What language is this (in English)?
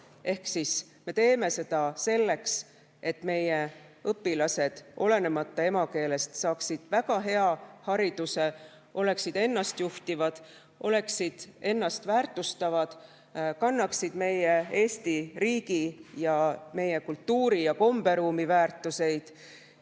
Estonian